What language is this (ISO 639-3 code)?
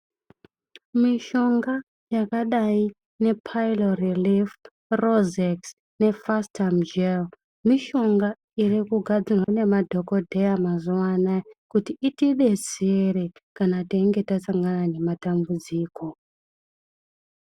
ndc